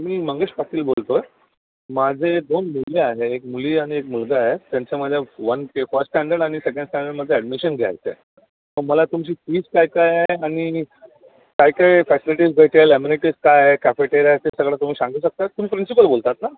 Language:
Marathi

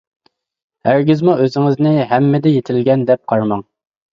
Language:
Uyghur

